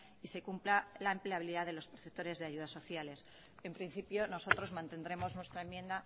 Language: Spanish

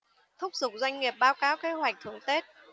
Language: Vietnamese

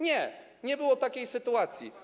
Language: Polish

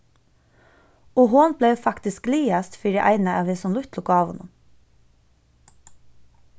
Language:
Faroese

